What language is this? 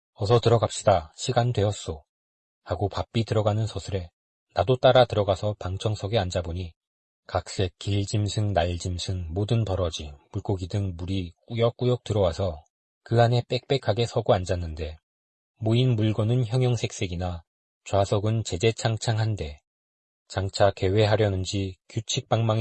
Korean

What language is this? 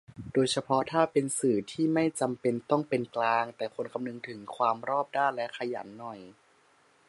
Thai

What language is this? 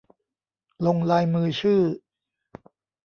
Thai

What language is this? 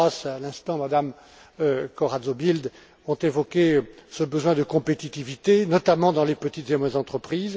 French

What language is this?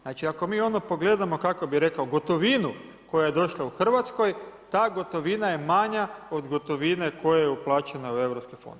Croatian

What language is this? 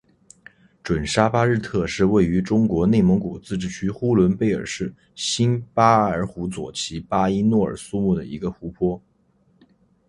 Chinese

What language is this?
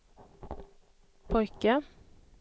Swedish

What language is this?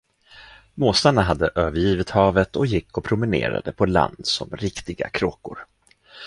Swedish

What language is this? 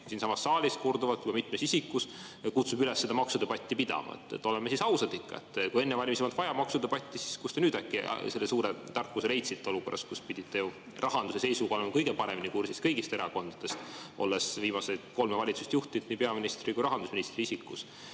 Estonian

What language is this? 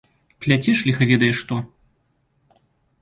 Belarusian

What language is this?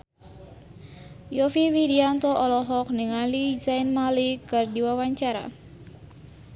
Sundanese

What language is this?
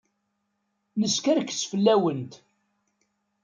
Kabyle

